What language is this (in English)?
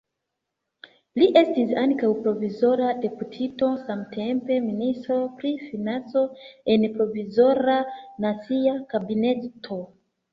Esperanto